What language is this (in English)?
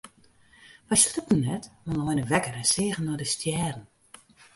Western Frisian